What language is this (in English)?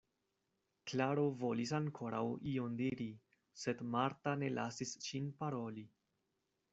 Esperanto